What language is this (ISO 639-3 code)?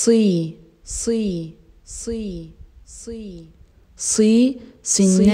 ara